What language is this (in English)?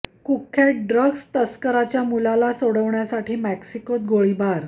Marathi